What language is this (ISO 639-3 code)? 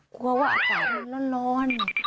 tha